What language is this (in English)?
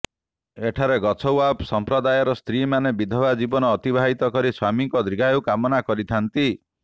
Odia